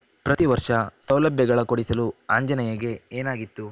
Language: Kannada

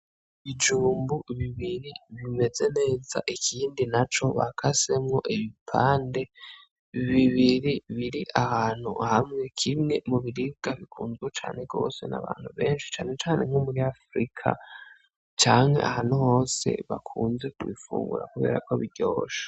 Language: Rundi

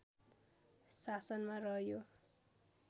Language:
Nepali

